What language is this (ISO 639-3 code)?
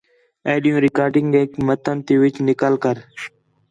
xhe